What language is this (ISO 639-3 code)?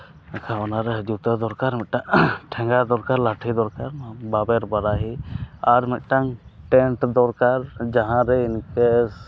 sat